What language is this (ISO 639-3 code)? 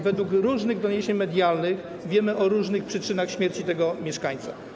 pol